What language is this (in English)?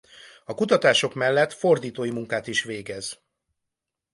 Hungarian